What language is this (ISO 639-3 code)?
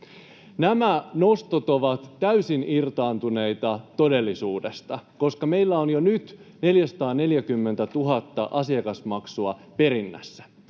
fin